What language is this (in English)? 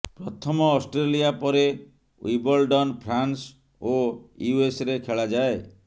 Odia